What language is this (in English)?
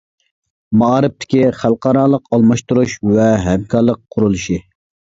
Uyghur